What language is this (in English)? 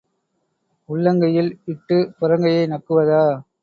Tamil